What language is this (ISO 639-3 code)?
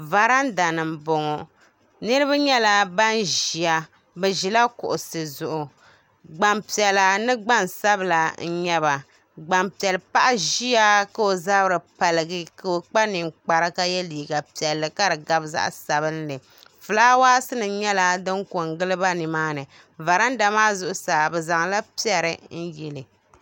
dag